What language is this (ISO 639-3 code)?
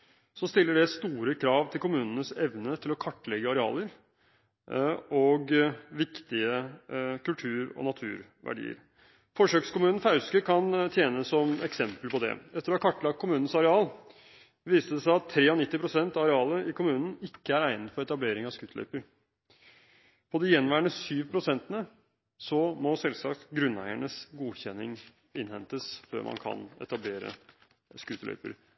nob